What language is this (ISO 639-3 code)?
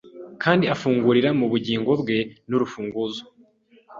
kin